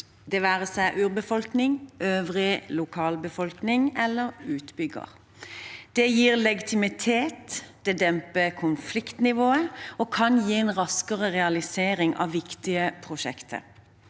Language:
Norwegian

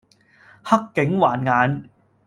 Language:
Cantonese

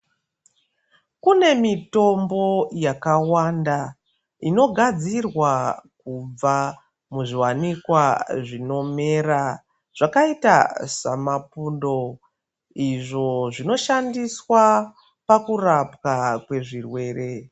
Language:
Ndau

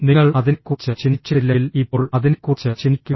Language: Malayalam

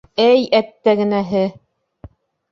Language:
Bashkir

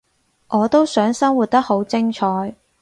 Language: Cantonese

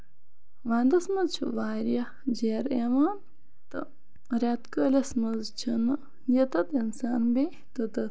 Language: Kashmiri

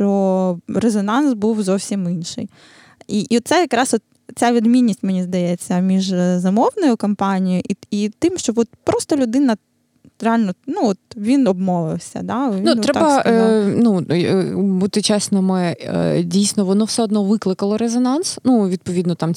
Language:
Ukrainian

